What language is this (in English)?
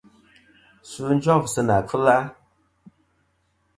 Kom